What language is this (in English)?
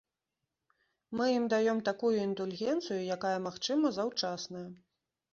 Belarusian